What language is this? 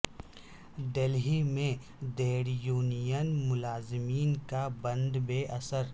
Urdu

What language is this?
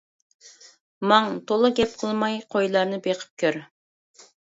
Uyghur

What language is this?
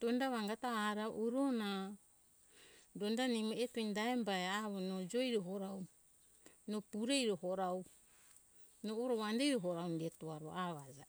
Hunjara-Kaina Ke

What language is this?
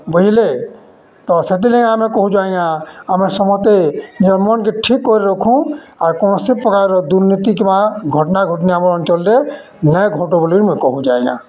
Odia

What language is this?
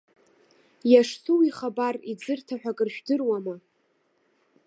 Abkhazian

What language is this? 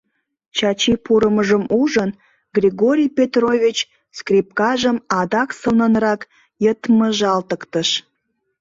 Mari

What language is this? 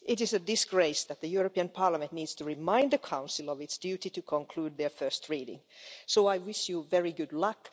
English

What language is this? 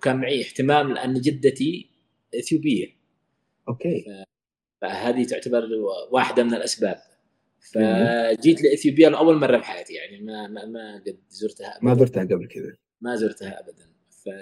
Arabic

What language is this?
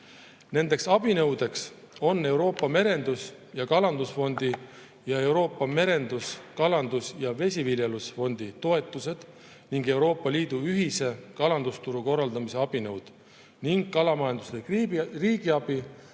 Estonian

